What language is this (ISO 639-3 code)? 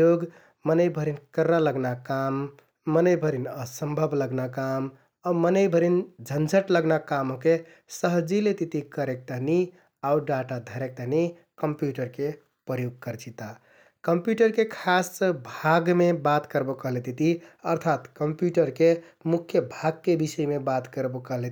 tkt